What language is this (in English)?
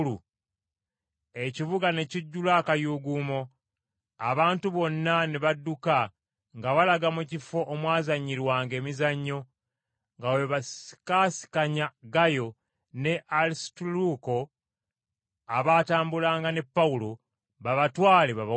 Ganda